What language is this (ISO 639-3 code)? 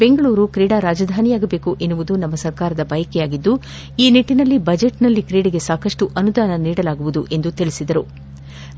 kan